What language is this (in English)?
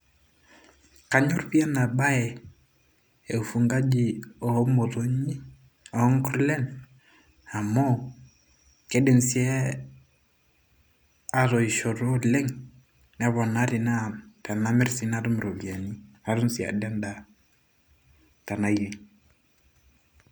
Masai